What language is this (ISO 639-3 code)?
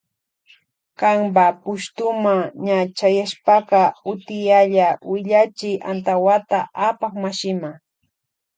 qvj